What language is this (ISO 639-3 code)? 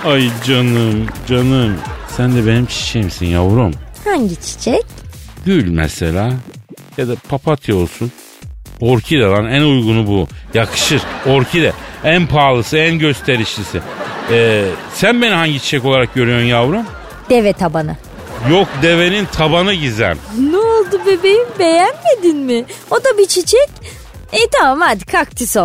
tur